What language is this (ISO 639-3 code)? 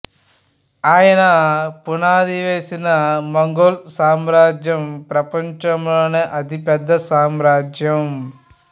tel